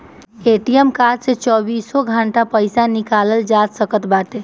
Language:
Bhojpuri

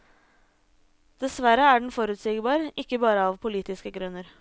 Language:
Norwegian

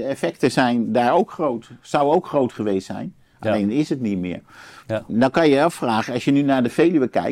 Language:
Dutch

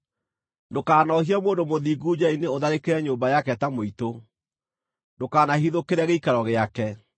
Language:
Kikuyu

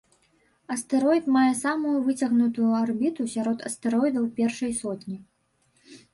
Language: Belarusian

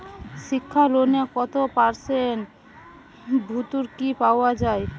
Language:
Bangla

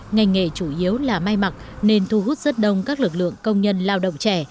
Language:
Vietnamese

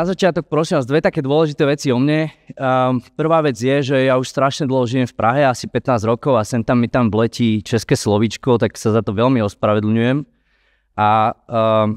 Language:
Slovak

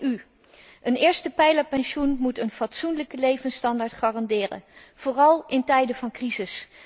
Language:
Dutch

